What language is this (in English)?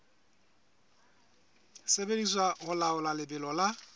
Southern Sotho